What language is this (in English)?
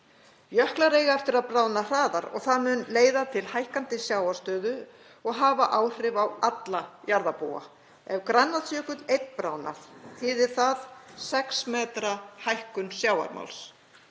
Icelandic